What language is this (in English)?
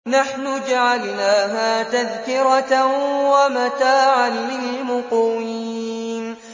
Arabic